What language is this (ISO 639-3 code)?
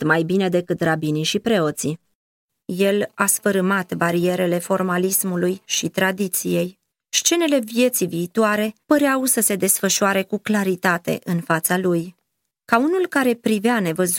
ron